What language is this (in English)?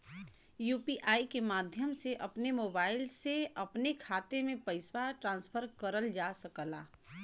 Bhojpuri